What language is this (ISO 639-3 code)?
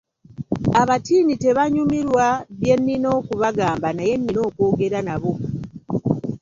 lug